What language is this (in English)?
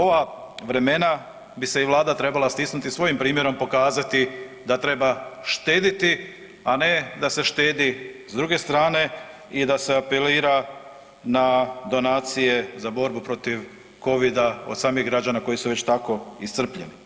Croatian